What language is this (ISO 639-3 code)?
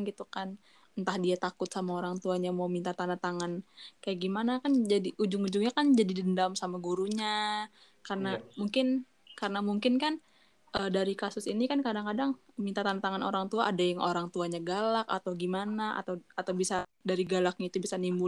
ind